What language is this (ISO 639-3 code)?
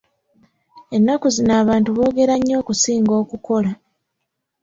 lug